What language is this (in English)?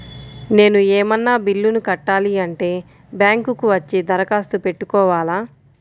Telugu